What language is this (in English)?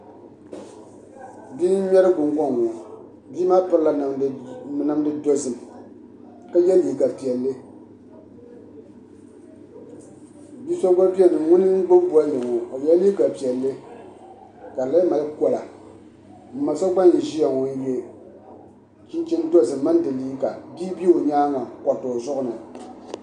Dagbani